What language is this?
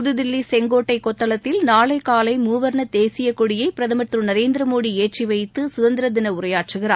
Tamil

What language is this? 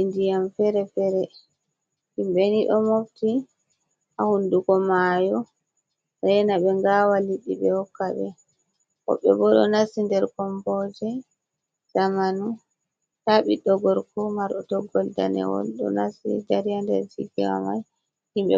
Fula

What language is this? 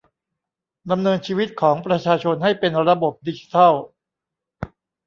Thai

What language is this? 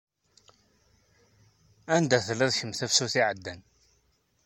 Kabyle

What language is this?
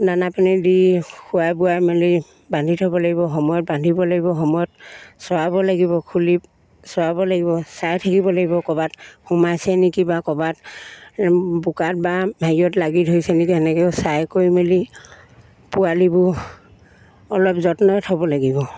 Assamese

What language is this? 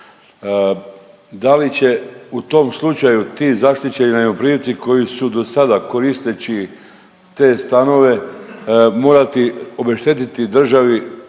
Croatian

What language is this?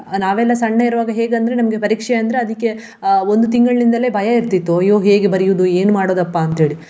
Kannada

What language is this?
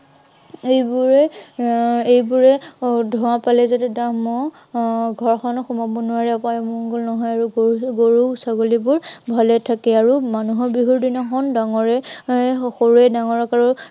Assamese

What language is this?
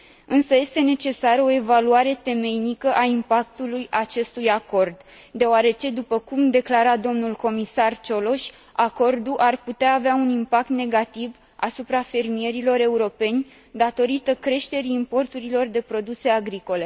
Romanian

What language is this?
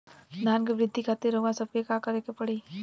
Bhojpuri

